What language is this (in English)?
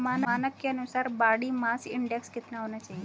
Hindi